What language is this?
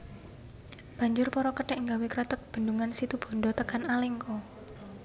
Javanese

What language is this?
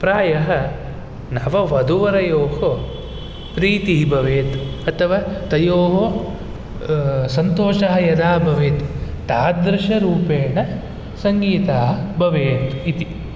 Sanskrit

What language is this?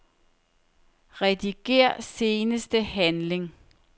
Danish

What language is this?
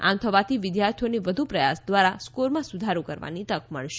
Gujarati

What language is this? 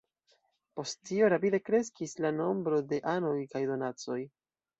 Esperanto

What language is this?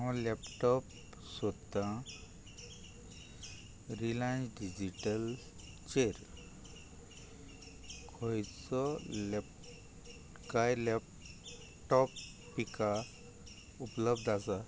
Konkani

